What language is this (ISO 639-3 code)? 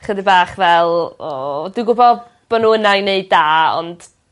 cym